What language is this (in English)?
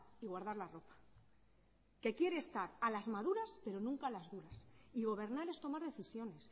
Spanish